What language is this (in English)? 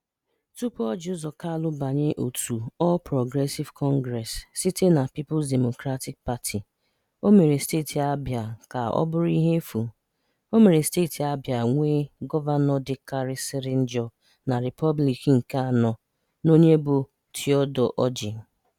Igbo